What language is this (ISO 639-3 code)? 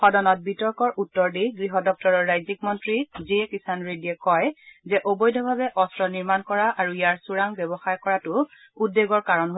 asm